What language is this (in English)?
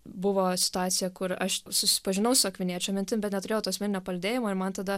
Lithuanian